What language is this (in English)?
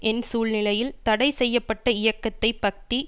Tamil